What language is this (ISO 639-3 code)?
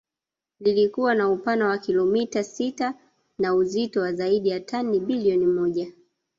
swa